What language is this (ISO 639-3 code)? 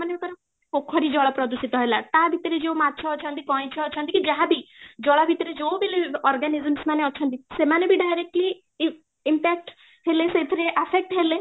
ori